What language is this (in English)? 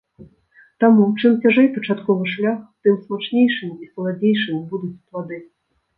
Belarusian